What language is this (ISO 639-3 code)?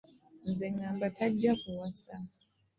lug